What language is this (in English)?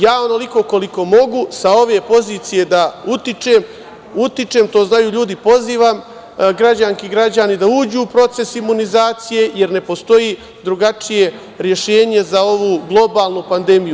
Serbian